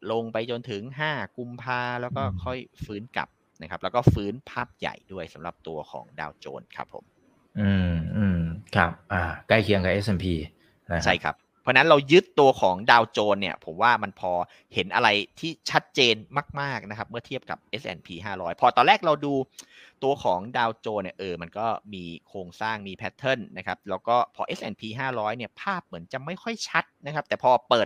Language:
Thai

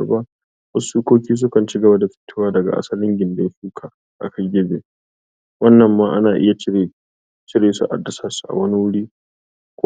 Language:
Hausa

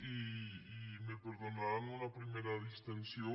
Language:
Catalan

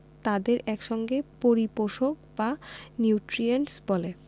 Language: Bangla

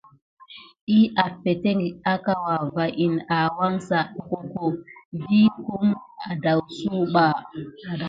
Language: Gidar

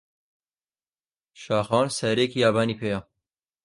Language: Central Kurdish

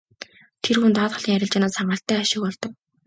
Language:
Mongolian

